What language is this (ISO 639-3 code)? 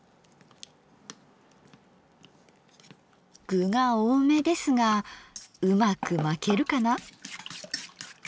jpn